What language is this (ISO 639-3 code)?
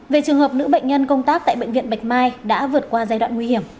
vie